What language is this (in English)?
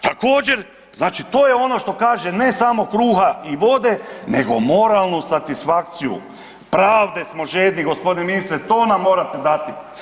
Croatian